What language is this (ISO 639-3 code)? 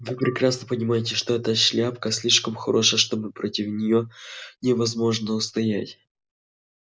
rus